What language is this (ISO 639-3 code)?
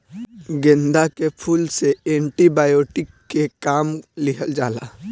bho